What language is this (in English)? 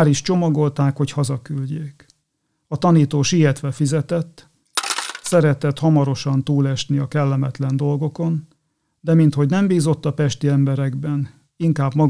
Hungarian